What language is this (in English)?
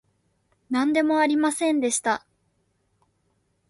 Japanese